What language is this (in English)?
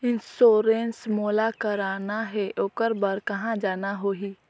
Chhattisgarhi